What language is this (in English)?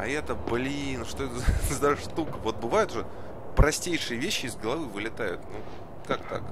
Russian